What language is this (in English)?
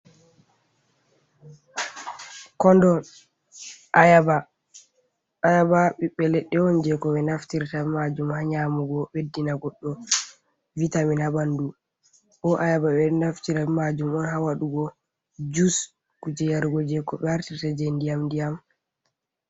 Fula